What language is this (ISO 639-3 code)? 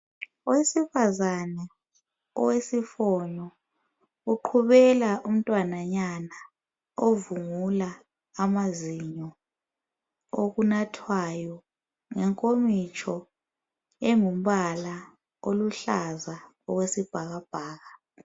nde